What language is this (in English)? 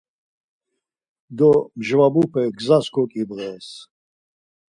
Laz